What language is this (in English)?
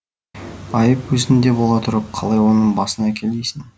Kazakh